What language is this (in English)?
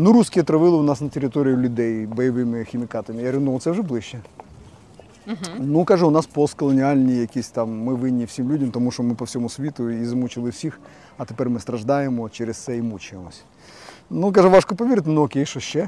Ukrainian